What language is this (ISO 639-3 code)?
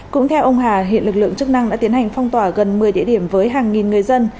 vie